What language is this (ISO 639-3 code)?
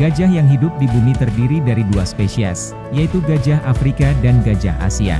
ind